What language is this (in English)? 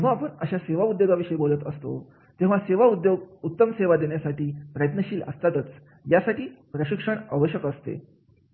Marathi